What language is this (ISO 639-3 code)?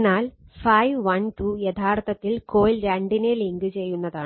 mal